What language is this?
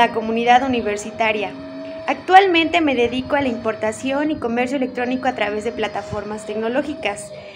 Spanish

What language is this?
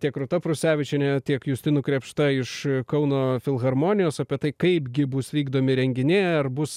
Lithuanian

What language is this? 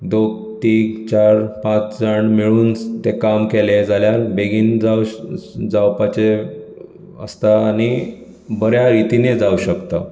Konkani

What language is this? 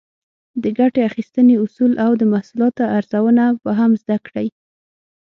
Pashto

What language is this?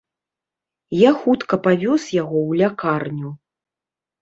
Belarusian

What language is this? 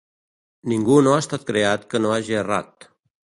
Catalan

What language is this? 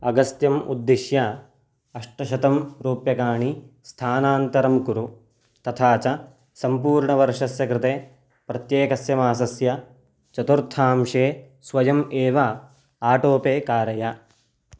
Sanskrit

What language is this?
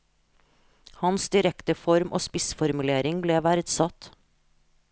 Norwegian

